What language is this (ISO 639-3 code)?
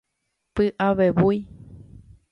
grn